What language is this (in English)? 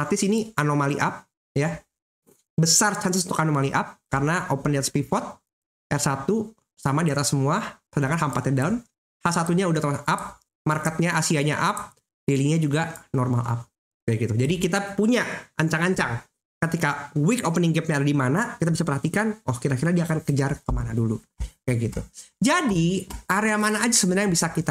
Indonesian